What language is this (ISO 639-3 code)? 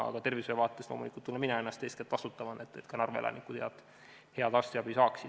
est